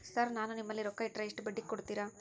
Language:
Kannada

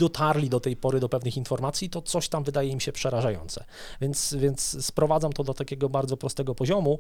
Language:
Polish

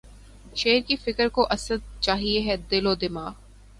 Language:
Urdu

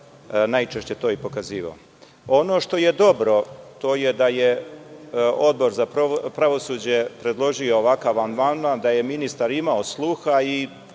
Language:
Serbian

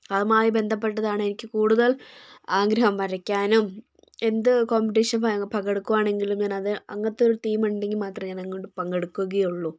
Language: Malayalam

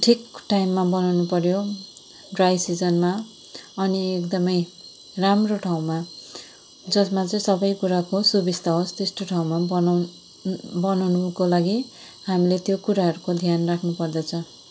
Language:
Nepali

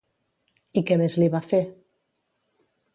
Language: Catalan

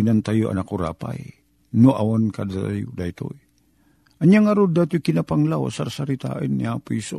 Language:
Filipino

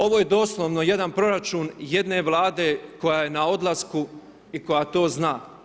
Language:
Croatian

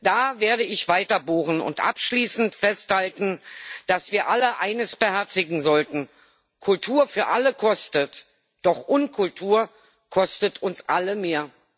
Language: German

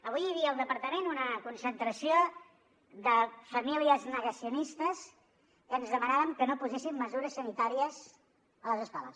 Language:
Catalan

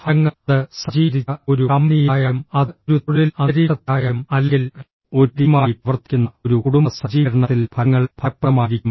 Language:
Malayalam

